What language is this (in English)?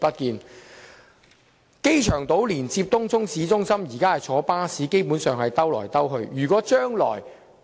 Cantonese